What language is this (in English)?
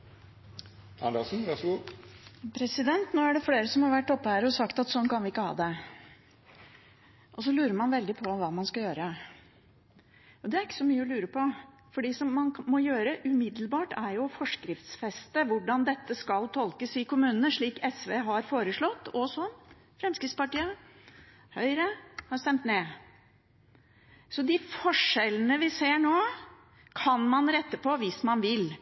Norwegian Bokmål